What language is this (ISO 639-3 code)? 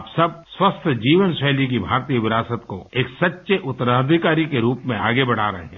hin